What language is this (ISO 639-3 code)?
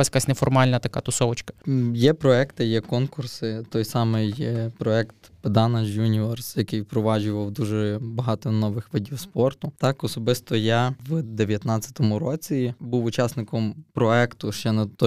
ukr